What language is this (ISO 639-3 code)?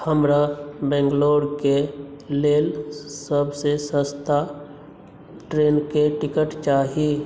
mai